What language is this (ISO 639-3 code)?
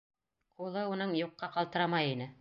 bak